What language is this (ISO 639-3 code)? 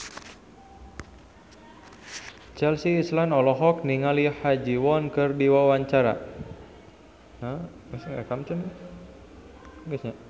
sun